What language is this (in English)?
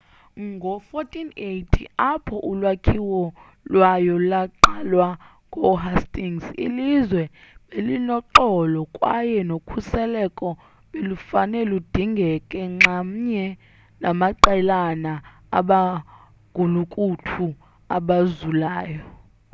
Xhosa